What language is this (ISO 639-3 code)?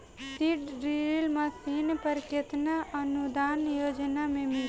bho